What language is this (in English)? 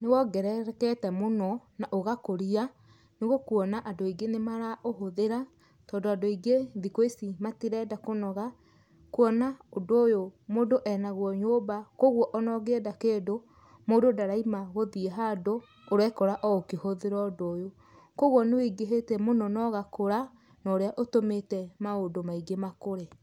Kikuyu